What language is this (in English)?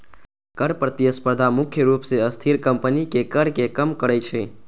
Maithili